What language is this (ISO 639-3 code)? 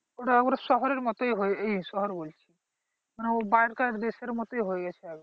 ben